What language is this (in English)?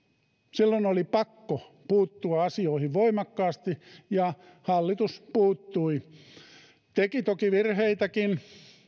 Finnish